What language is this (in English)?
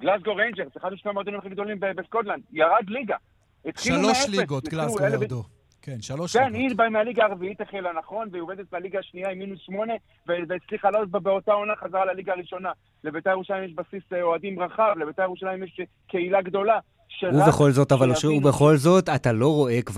Hebrew